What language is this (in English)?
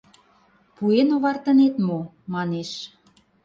Mari